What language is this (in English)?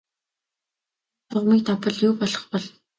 Mongolian